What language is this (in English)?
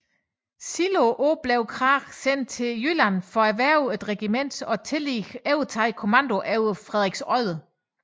Danish